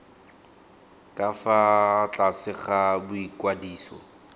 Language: Tswana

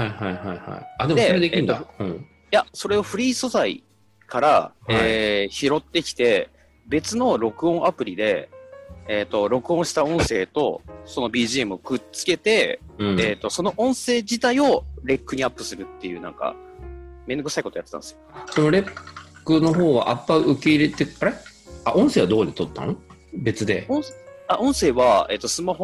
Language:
Japanese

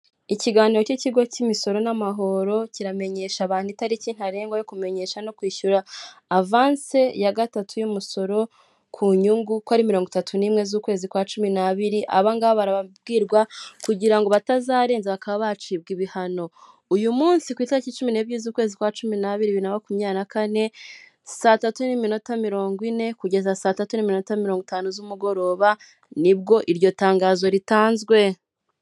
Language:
Kinyarwanda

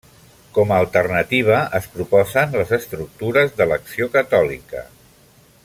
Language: Catalan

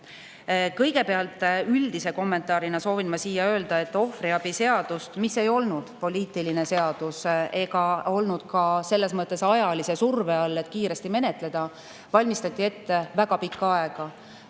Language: Estonian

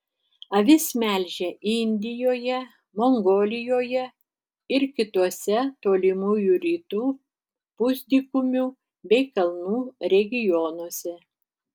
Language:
Lithuanian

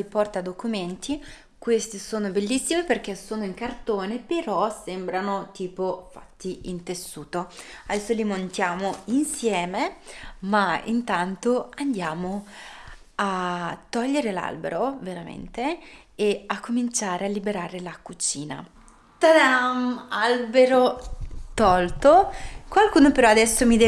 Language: Italian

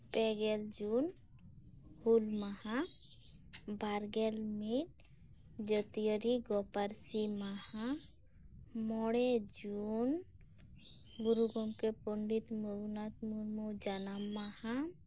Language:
Santali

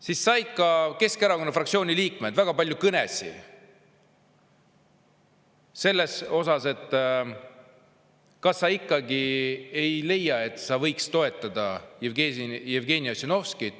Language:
Estonian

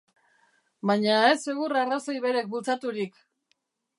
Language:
Basque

